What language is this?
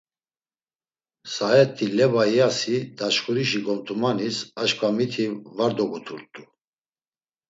Laz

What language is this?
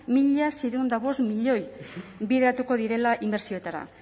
Basque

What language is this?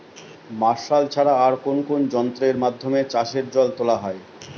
Bangla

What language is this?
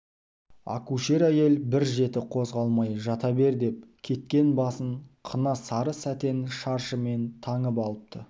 Kazakh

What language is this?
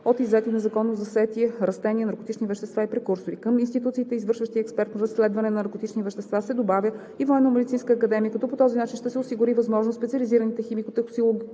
Bulgarian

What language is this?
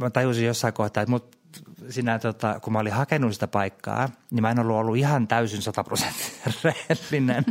Finnish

